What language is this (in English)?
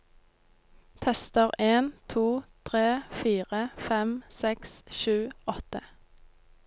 Norwegian